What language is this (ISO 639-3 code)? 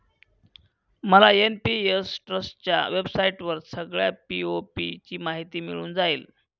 mar